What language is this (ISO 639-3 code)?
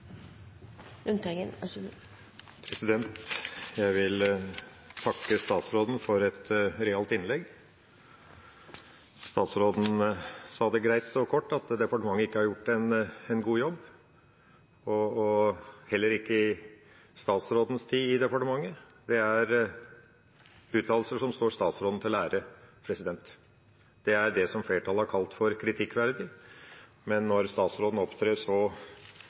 nob